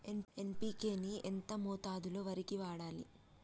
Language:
Telugu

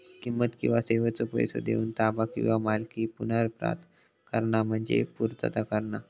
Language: Marathi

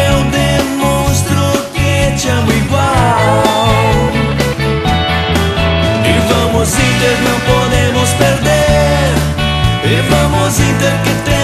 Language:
Romanian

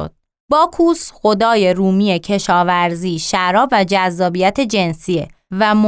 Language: Persian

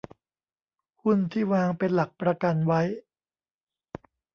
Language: Thai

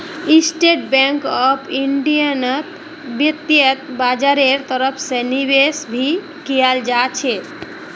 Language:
Magahi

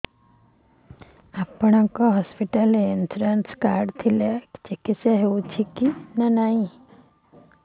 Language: Odia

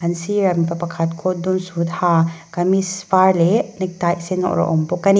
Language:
Mizo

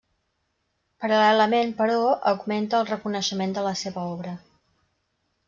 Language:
Catalan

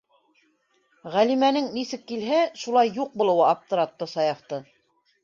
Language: Bashkir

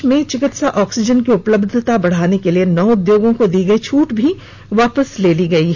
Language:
Hindi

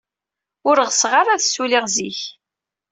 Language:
Kabyle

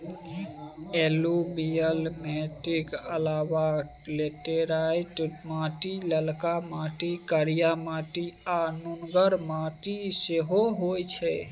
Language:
Maithili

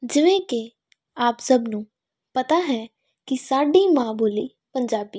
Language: Punjabi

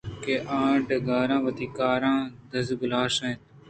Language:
Eastern Balochi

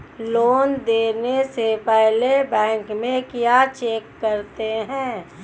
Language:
Hindi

